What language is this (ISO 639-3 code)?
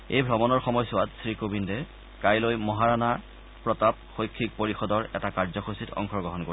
asm